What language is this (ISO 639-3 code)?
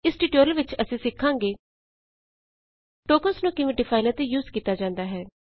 pan